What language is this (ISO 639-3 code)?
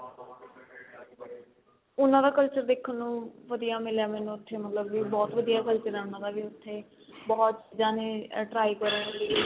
pan